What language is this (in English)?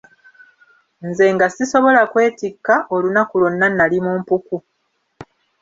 Ganda